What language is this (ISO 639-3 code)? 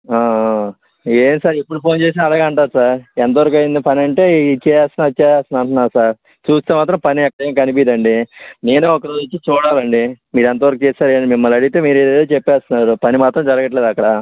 tel